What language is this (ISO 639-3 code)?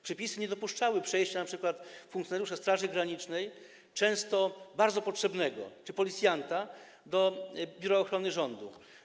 pol